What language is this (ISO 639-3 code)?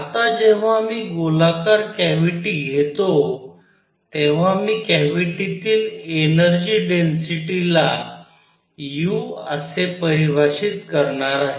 mar